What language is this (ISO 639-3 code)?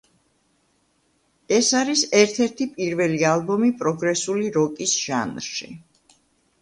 kat